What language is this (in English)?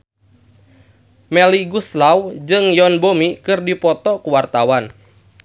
Sundanese